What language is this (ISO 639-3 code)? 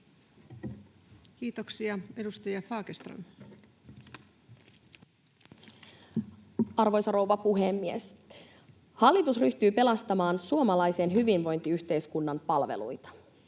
fin